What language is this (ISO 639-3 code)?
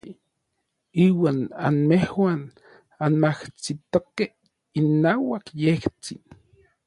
nlv